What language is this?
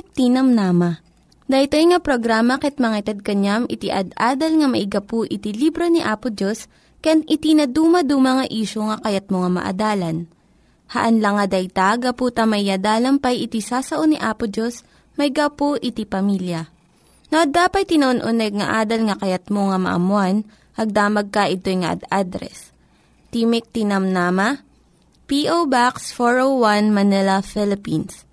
Filipino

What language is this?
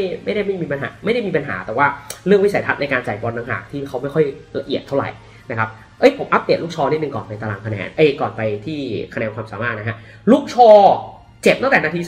Thai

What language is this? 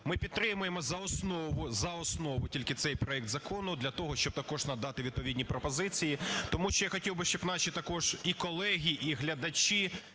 Ukrainian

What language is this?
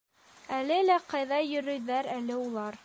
Bashkir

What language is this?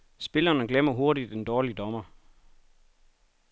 Danish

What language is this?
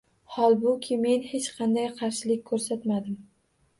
Uzbek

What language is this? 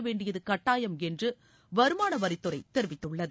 Tamil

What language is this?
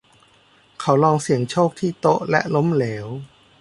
Thai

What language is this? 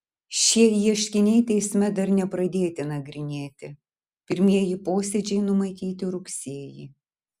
Lithuanian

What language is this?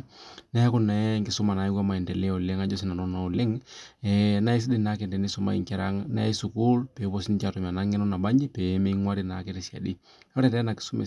Masai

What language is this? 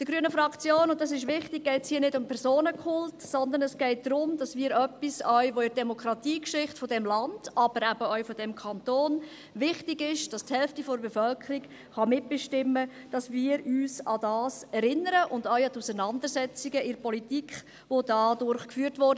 Swiss German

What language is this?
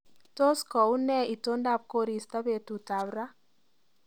Kalenjin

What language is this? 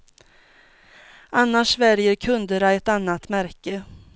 Swedish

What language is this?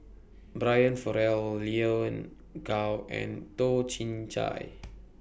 English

